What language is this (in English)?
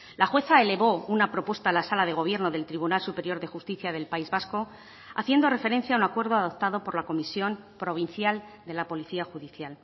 Spanish